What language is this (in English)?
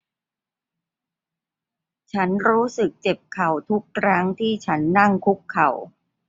Thai